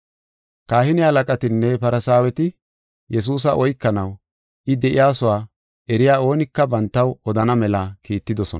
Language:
Gofa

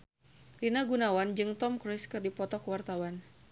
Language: Sundanese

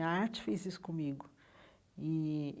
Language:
Portuguese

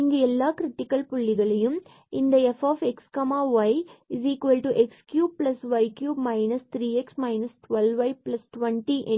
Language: Tamil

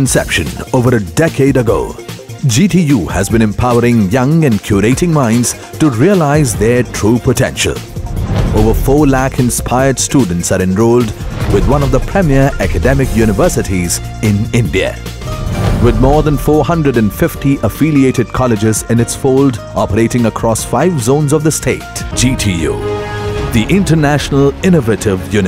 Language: English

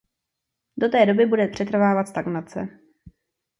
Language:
Czech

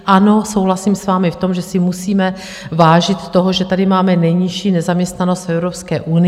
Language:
Czech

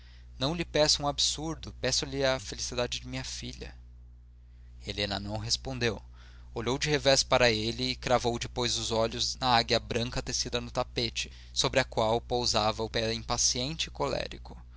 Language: Portuguese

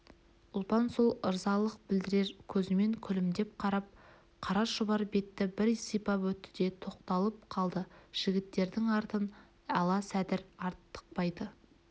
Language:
Kazakh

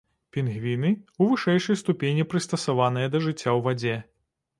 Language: Belarusian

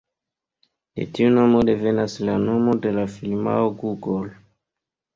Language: Esperanto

